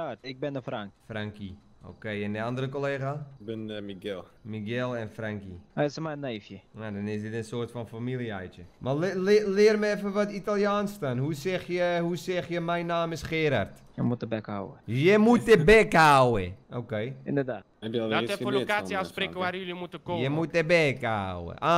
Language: Dutch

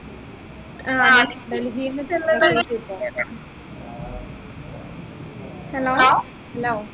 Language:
Malayalam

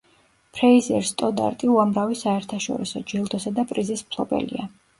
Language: Georgian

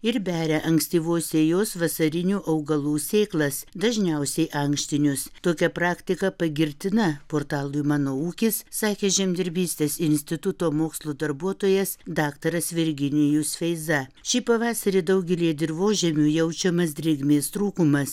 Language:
Lithuanian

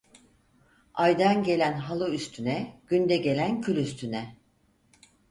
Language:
Turkish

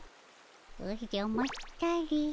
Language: Japanese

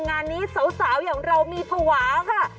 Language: Thai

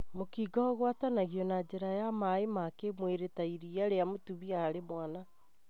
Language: Kikuyu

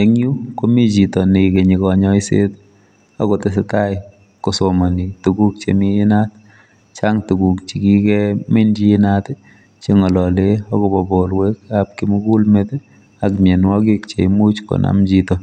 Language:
Kalenjin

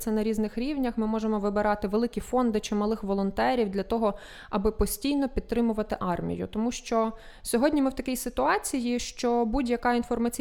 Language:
Ukrainian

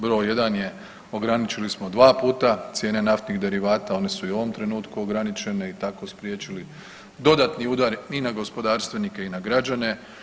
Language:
Croatian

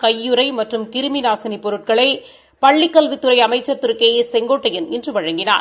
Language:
Tamil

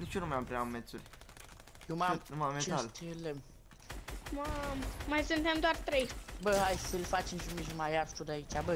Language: Romanian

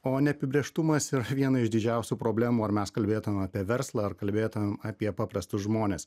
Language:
Lithuanian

